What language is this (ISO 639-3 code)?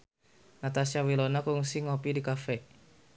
sun